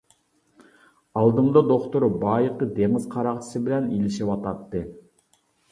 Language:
Uyghur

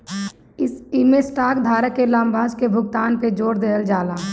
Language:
Bhojpuri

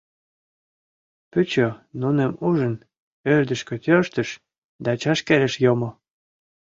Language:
Mari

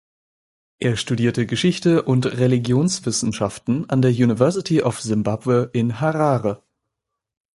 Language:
German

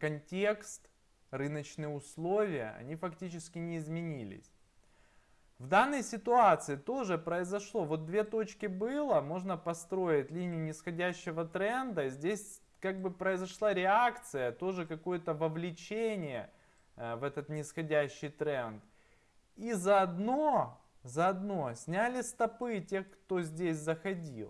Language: Russian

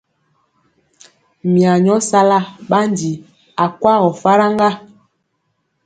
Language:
Mpiemo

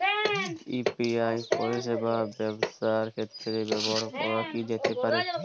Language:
Bangla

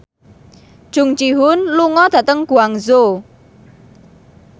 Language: Javanese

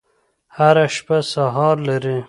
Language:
Pashto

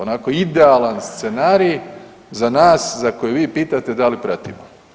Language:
Croatian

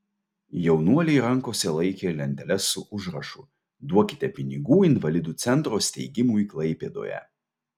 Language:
Lithuanian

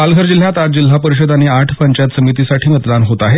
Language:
Marathi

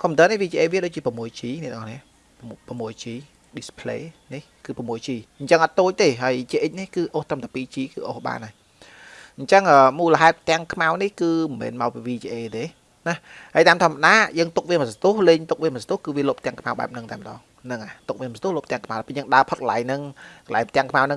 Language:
Vietnamese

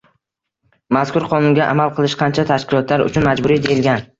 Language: Uzbek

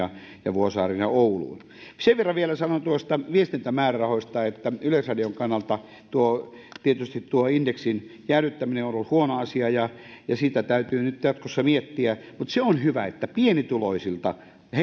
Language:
Finnish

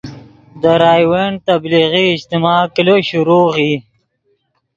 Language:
Yidgha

